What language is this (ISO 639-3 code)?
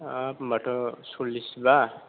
brx